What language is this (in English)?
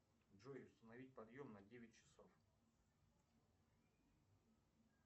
Russian